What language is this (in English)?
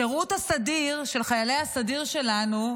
Hebrew